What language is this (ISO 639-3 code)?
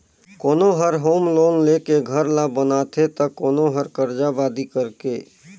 hne